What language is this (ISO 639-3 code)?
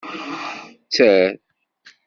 kab